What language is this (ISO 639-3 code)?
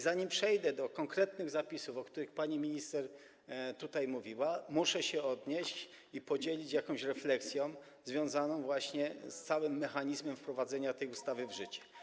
pol